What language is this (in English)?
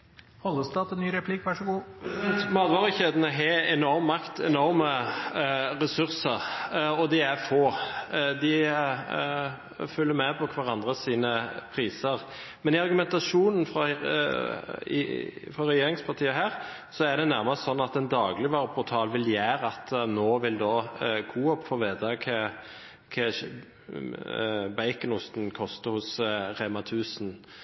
Norwegian Bokmål